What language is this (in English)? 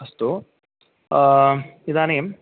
Sanskrit